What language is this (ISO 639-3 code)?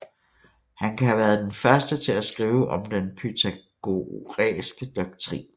dan